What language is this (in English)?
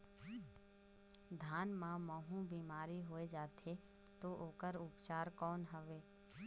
Chhattisgarhi